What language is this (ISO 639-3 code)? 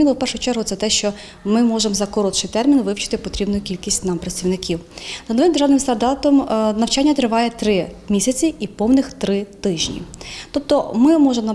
ukr